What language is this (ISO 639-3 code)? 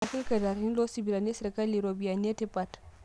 mas